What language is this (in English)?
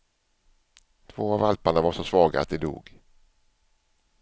Swedish